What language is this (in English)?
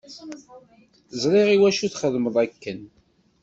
Kabyle